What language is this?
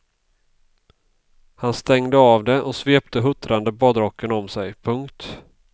Swedish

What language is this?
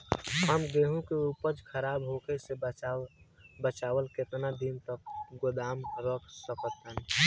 Bhojpuri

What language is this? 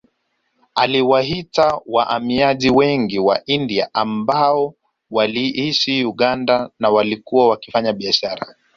Swahili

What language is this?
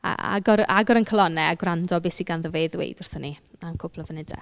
Welsh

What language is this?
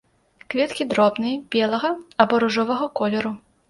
Belarusian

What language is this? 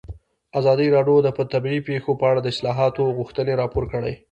Pashto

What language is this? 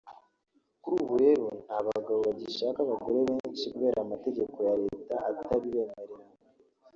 Kinyarwanda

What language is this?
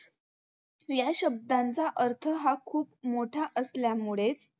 Marathi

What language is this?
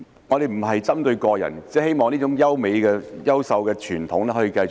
Cantonese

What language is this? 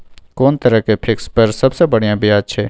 Maithili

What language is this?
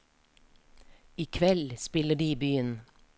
Norwegian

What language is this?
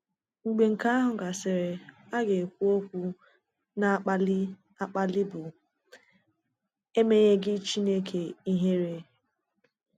Igbo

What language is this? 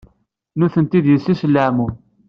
Kabyle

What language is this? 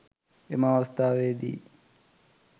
Sinhala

